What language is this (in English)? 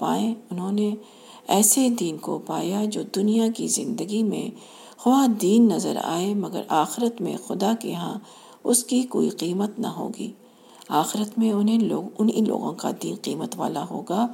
Urdu